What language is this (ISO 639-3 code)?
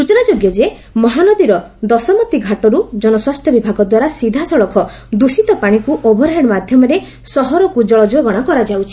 ori